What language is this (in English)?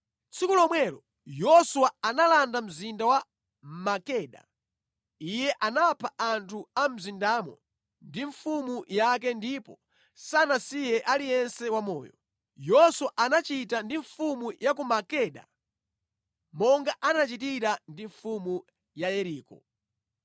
Nyanja